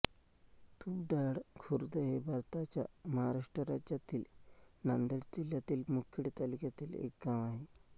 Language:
Marathi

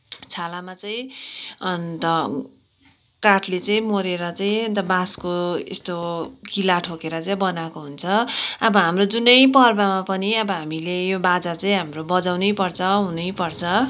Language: Nepali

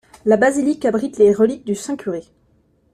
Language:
French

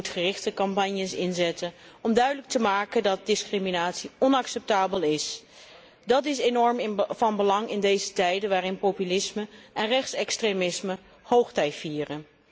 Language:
Dutch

